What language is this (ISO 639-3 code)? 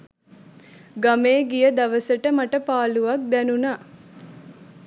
sin